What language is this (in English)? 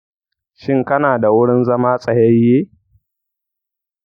Hausa